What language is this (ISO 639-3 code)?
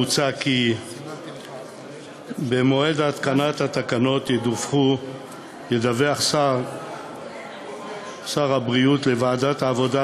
heb